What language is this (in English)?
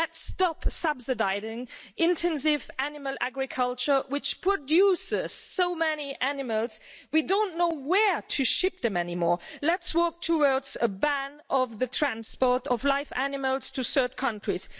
English